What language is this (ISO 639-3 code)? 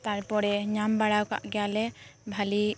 sat